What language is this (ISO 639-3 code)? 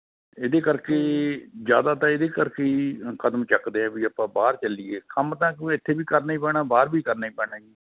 pan